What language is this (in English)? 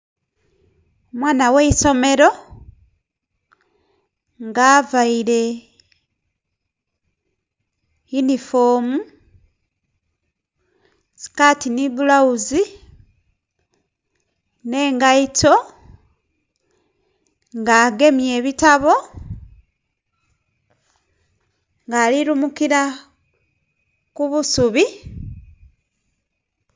Soga